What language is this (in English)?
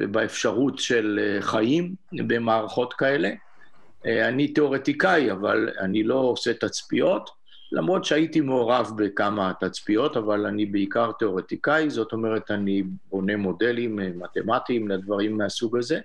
Hebrew